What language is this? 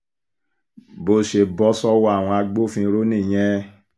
Yoruba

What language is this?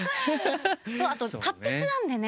Japanese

